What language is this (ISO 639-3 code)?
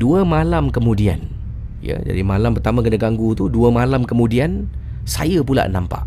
msa